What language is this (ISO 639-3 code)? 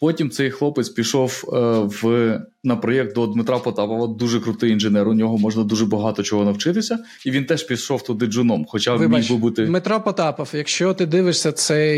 ukr